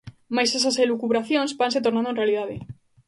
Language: Galician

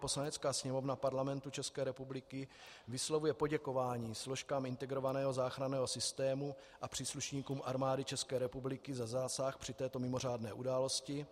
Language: Czech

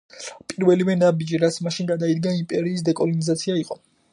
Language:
Georgian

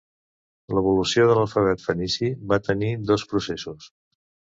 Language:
Catalan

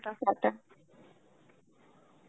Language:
Bangla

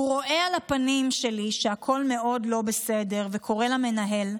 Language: Hebrew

